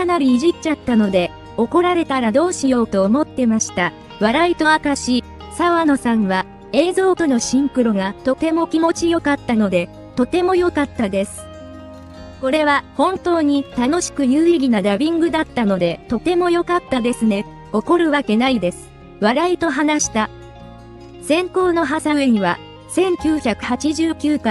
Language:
Japanese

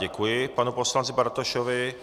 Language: Czech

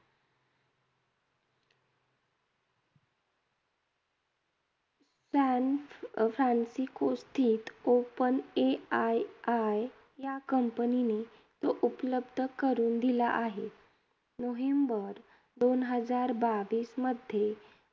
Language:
Marathi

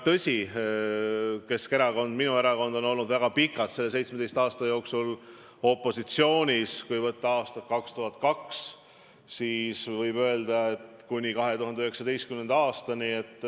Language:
Estonian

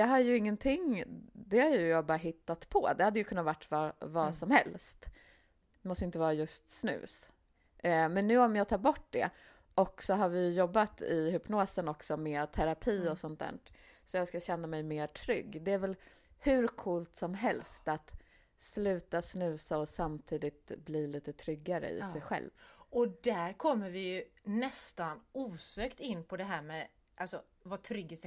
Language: Swedish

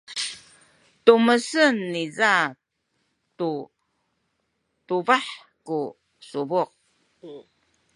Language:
Sakizaya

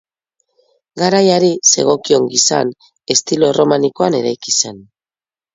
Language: Basque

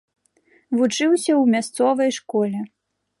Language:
Belarusian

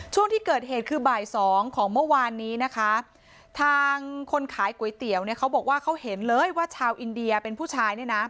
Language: Thai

